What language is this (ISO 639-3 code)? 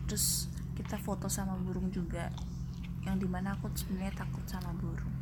ind